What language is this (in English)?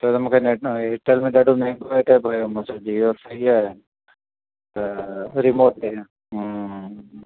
Sindhi